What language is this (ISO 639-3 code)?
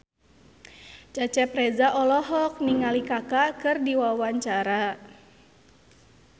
sun